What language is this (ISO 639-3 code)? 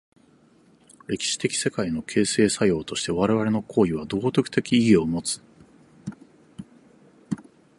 jpn